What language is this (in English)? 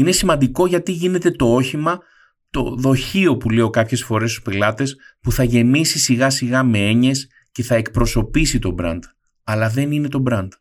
Greek